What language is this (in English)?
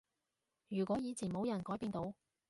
Cantonese